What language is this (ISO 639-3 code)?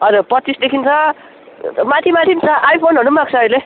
nep